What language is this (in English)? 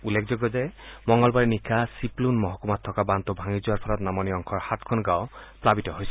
Assamese